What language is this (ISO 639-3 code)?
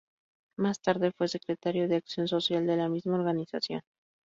spa